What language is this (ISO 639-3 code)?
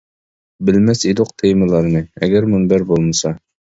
uig